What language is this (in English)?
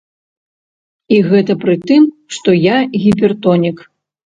Belarusian